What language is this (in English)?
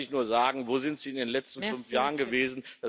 German